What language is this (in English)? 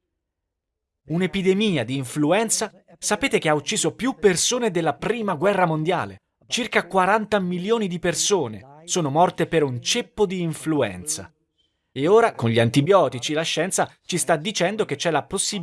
Italian